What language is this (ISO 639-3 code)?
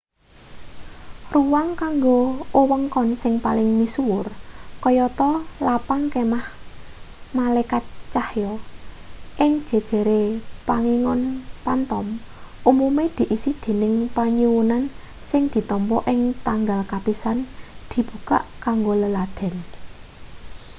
jav